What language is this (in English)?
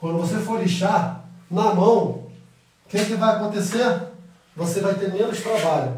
Portuguese